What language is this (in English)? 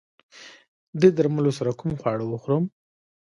Pashto